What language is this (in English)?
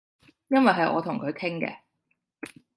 Cantonese